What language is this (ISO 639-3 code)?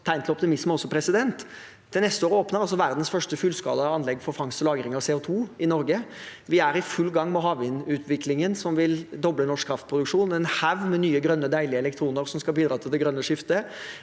nor